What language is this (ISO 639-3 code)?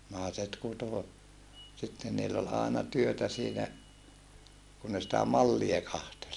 fin